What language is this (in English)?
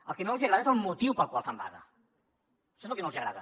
Catalan